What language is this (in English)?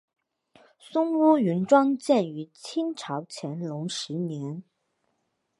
Chinese